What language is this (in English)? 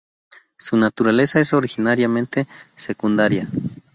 Spanish